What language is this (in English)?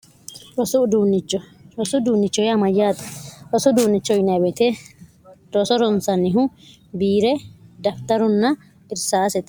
Sidamo